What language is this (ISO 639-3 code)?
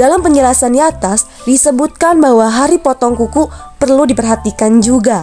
ind